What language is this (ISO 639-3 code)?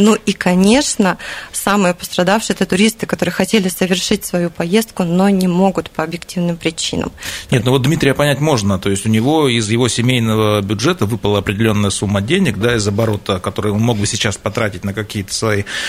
rus